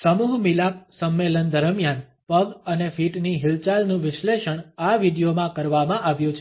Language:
Gujarati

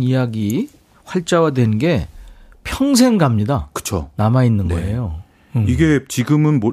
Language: Korean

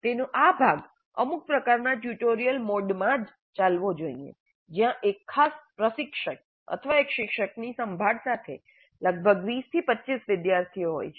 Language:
Gujarati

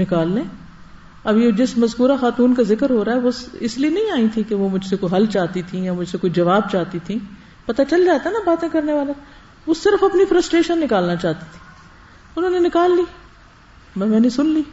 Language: Urdu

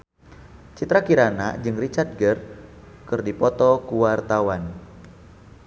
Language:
Sundanese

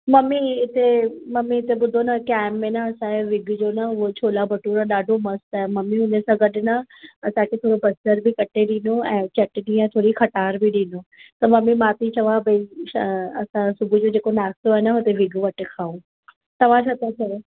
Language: Sindhi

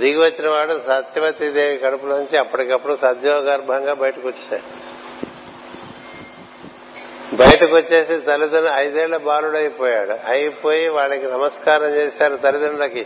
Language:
Telugu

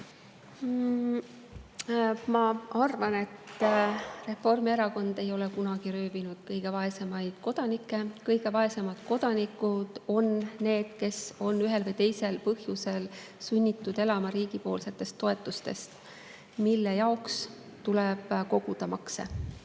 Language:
Estonian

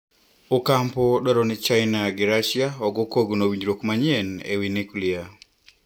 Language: Luo (Kenya and Tanzania)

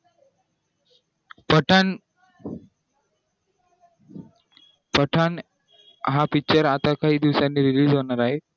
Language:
Marathi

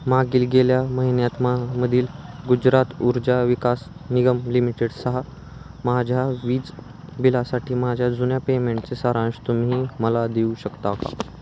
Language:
Marathi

